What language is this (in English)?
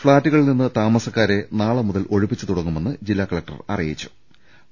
Malayalam